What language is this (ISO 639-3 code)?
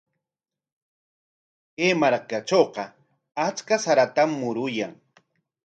qwa